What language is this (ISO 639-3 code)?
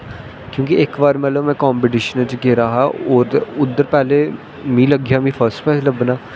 doi